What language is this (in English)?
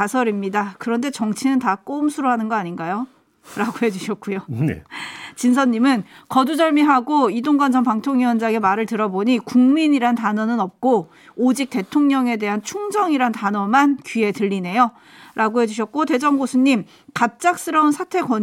Korean